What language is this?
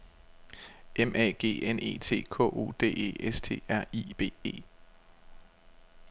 Danish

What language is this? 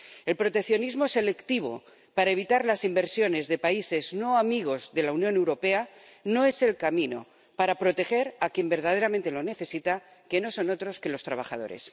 Spanish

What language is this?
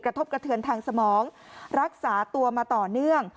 Thai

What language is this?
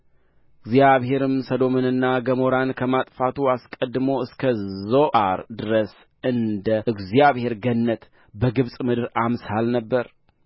Amharic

